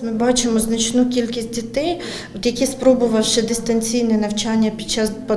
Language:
Ukrainian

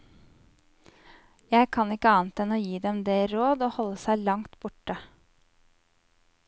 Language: Norwegian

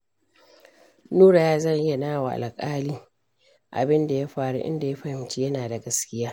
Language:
Hausa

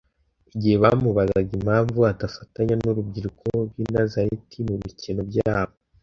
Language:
Kinyarwanda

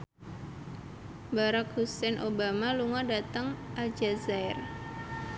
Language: Javanese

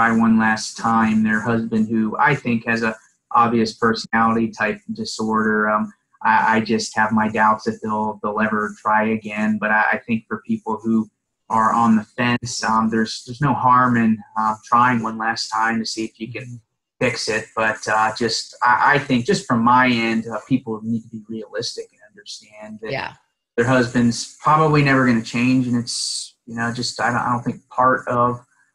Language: English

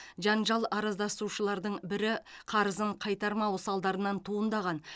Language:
Kazakh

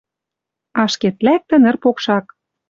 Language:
Western Mari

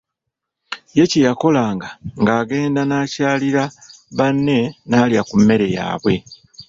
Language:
Ganda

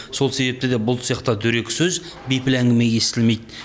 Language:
Kazakh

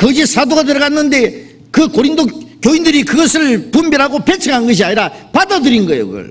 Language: Korean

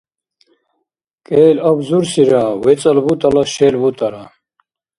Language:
Dargwa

